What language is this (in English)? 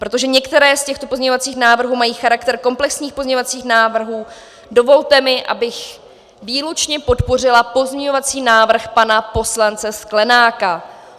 Czech